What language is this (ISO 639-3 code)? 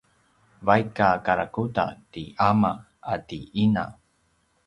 pwn